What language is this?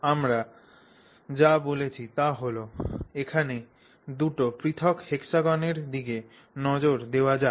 Bangla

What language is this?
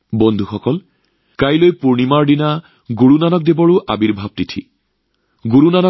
Assamese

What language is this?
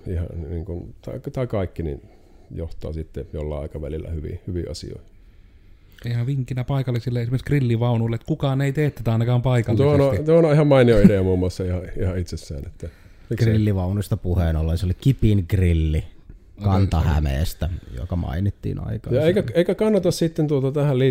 Finnish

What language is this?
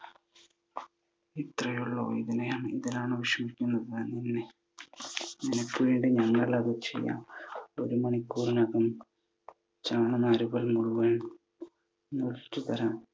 Malayalam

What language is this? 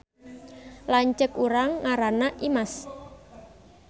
Sundanese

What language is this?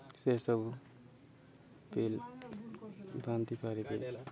Odia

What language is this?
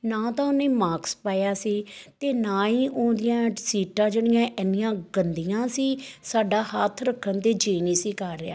Punjabi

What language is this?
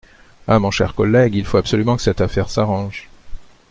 French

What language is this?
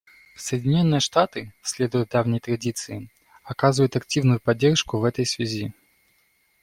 Russian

